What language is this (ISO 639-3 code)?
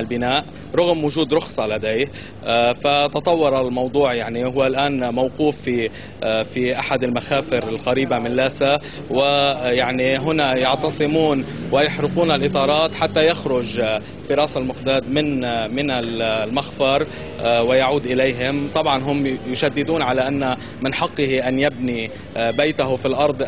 ara